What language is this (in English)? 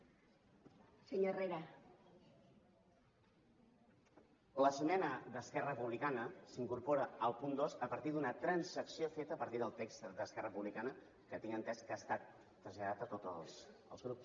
Catalan